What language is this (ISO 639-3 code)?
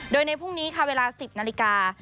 tha